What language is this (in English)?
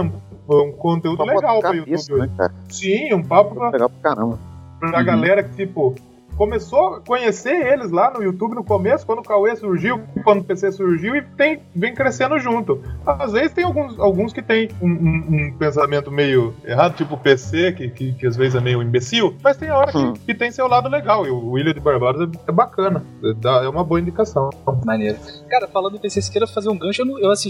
Portuguese